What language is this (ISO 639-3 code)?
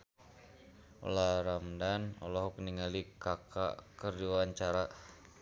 sun